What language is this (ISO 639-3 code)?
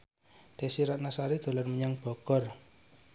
jav